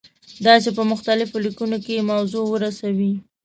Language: Pashto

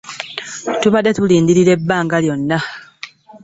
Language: Ganda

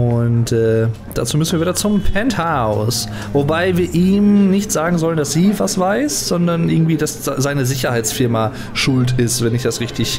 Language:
German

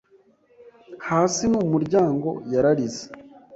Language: Kinyarwanda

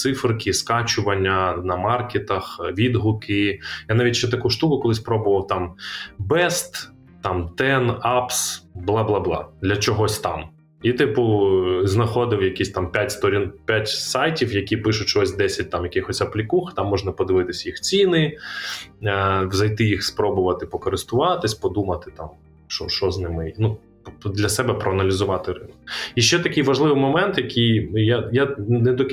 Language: Ukrainian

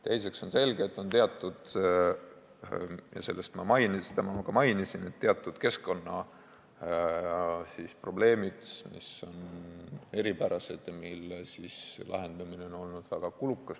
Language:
Estonian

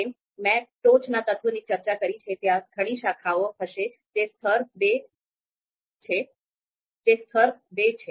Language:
Gujarati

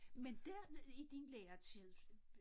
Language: Danish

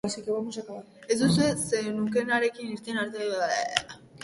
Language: Basque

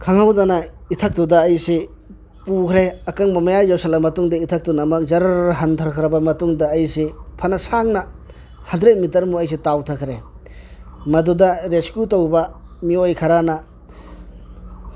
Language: Manipuri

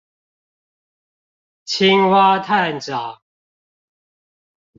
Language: Chinese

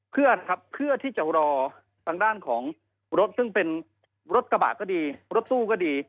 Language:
Thai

